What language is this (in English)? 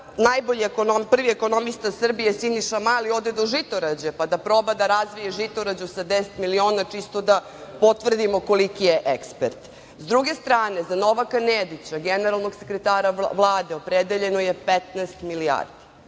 Serbian